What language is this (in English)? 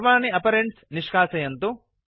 Sanskrit